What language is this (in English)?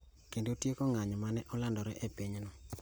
Luo (Kenya and Tanzania)